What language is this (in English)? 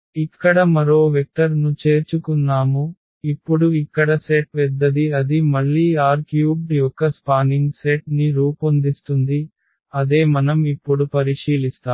Telugu